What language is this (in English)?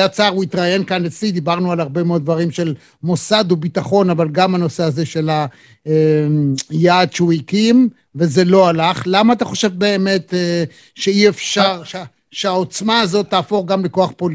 Hebrew